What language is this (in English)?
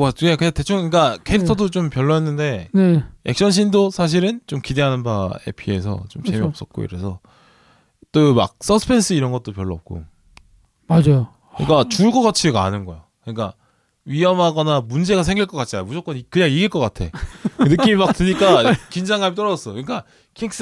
Korean